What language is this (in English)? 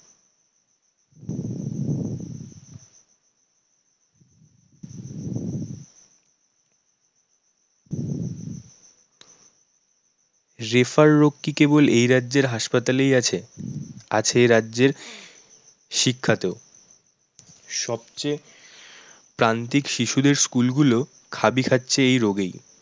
Bangla